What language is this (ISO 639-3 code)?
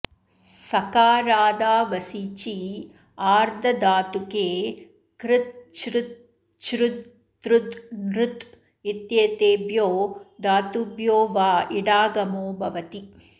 san